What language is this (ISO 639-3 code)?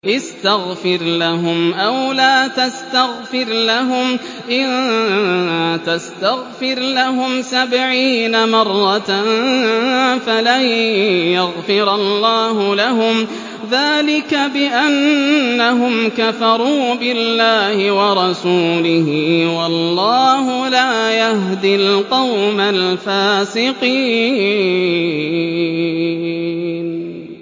ara